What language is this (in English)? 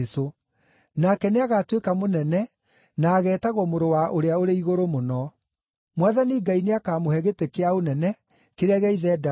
Kikuyu